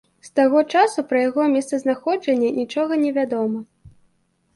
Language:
Belarusian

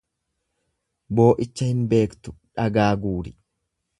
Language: Oromo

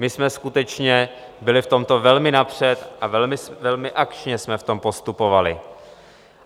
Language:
Czech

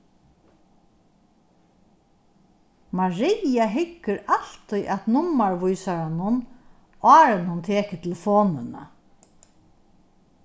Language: Faroese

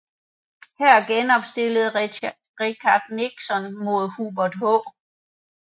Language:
Danish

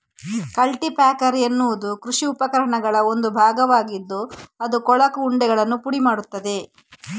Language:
Kannada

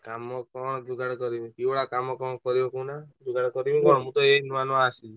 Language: Odia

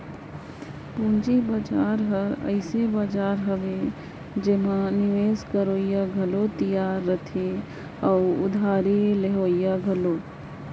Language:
Chhattisgarhi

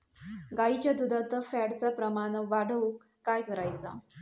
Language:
Marathi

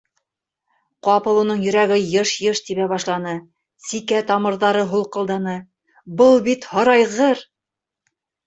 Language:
Bashkir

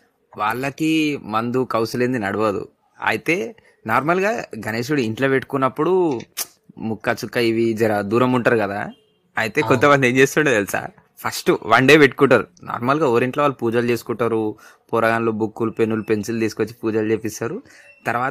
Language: Telugu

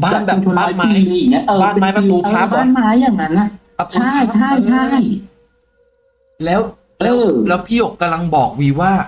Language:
Thai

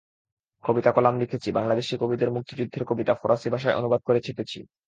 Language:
Bangla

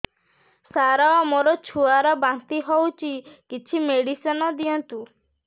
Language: Odia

